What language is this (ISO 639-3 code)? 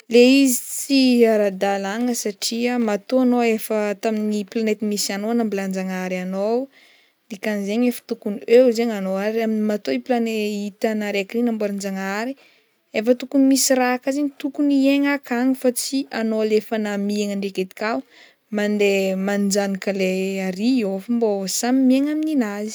bmm